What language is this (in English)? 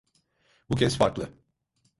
Turkish